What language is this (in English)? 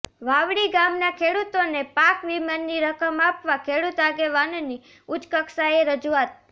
Gujarati